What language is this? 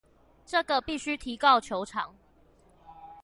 Chinese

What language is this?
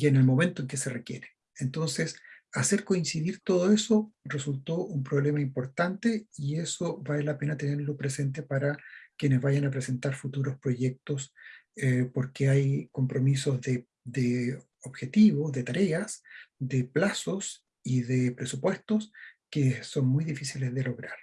Spanish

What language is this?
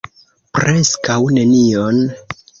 Esperanto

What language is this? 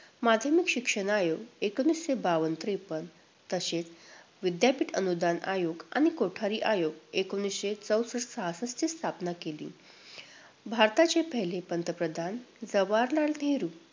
Marathi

